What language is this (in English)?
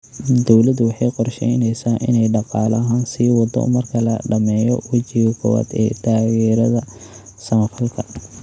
Somali